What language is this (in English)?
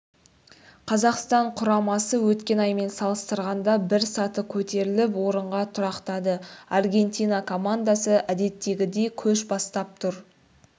Kazakh